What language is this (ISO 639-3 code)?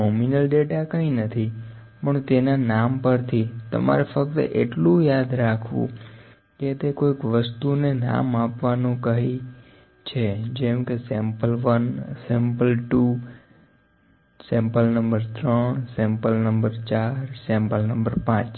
guj